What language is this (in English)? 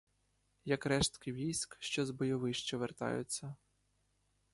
Ukrainian